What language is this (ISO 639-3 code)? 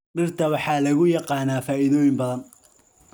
som